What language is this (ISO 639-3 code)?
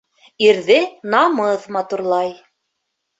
bak